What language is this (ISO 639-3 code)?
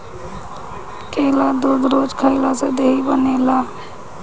bho